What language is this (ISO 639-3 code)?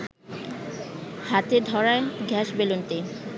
ben